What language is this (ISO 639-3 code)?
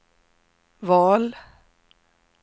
swe